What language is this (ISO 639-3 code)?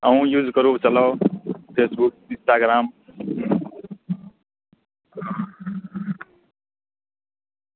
mai